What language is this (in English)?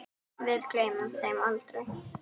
Icelandic